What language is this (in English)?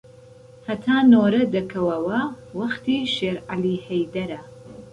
Central Kurdish